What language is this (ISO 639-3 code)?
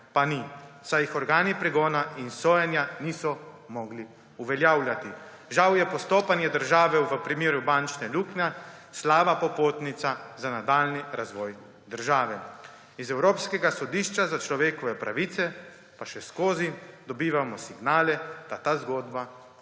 slv